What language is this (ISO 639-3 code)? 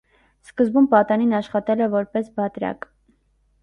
hye